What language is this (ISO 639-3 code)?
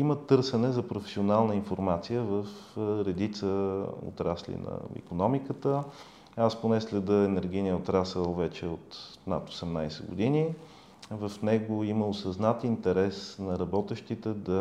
bul